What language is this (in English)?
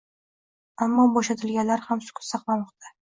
Uzbek